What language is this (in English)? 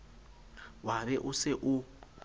Southern Sotho